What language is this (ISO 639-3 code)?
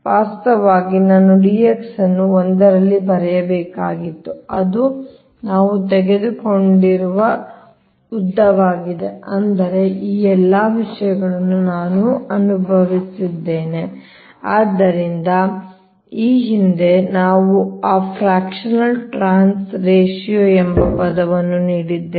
kan